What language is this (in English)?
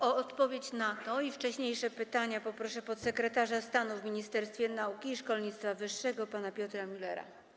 Polish